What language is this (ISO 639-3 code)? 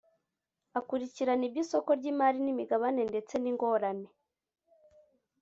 kin